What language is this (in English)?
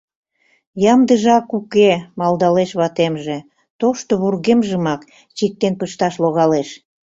Mari